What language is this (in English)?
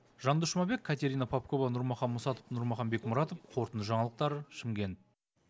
Kazakh